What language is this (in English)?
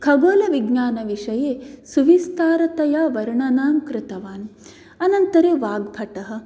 Sanskrit